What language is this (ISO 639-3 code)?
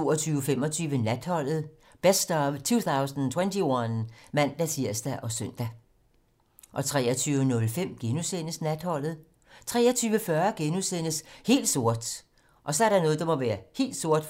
dan